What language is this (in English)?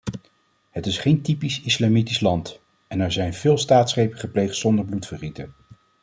Dutch